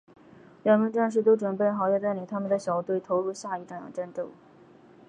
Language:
Chinese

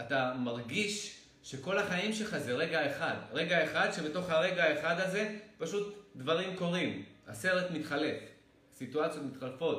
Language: Hebrew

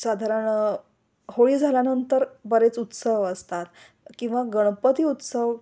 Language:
Marathi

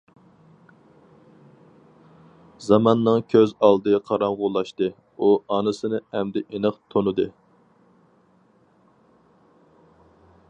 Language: Uyghur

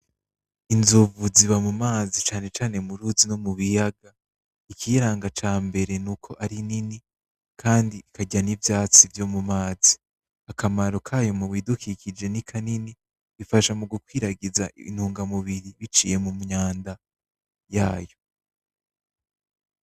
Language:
Rundi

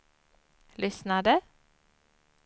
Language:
Swedish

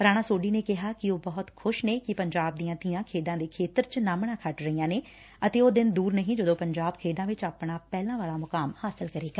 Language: Punjabi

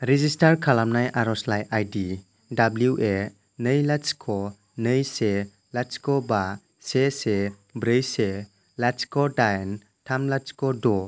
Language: Bodo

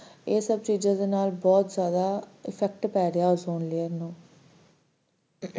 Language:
Punjabi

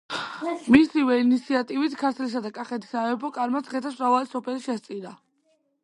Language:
Georgian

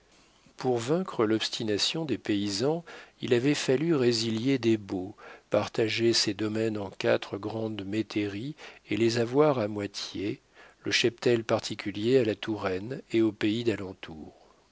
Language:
French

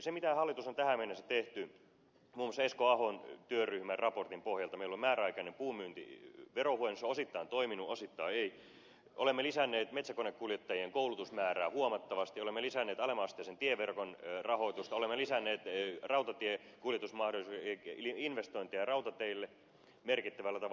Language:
Finnish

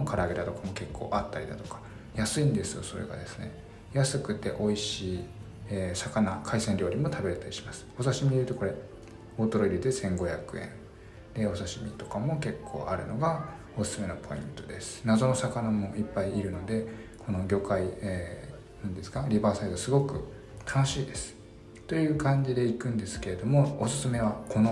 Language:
Japanese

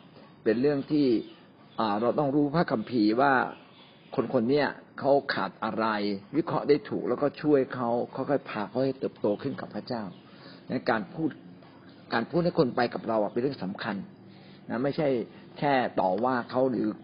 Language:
Thai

